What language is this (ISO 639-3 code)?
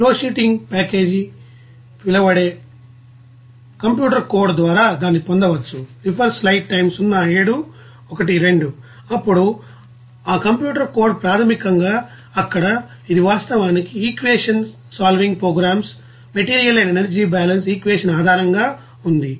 tel